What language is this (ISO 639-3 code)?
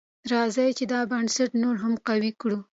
pus